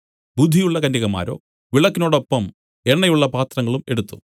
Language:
Malayalam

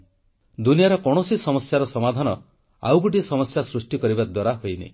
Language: Odia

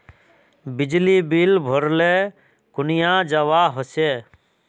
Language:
Magahi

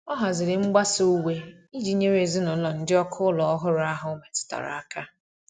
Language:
Igbo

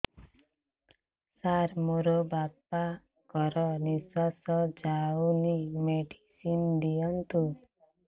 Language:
Odia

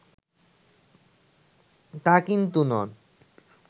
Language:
Bangla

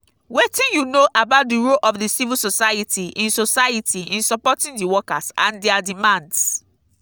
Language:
Nigerian Pidgin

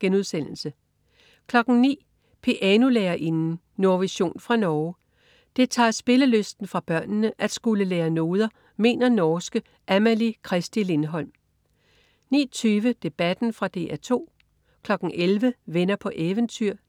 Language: Danish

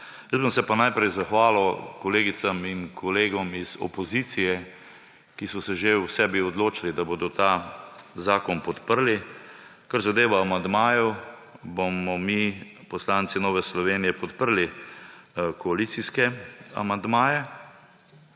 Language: Slovenian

